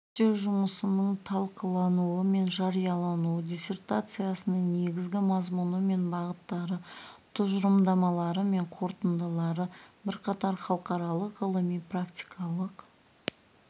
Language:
Kazakh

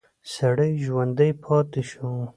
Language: Pashto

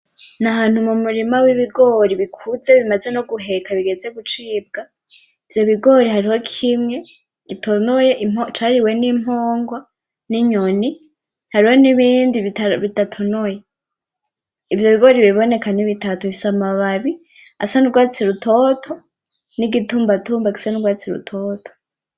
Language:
Rundi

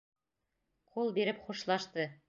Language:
Bashkir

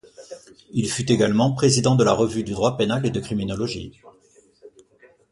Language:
French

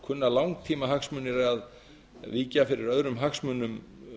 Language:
Icelandic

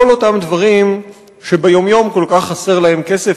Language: Hebrew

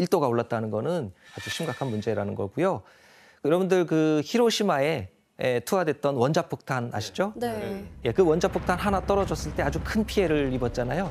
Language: Korean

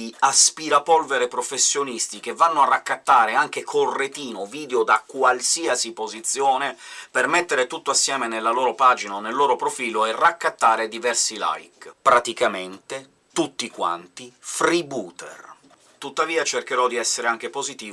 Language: Italian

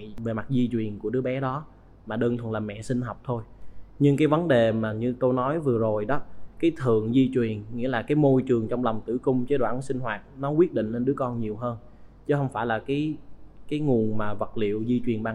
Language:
Vietnamese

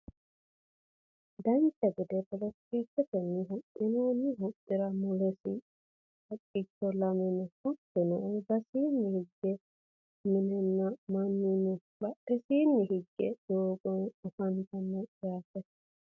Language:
Sidamo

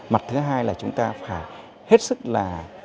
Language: Vietnamese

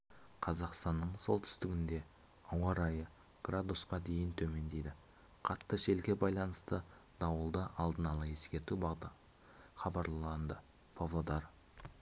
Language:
Kazakh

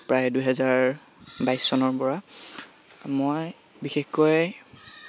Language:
Assamese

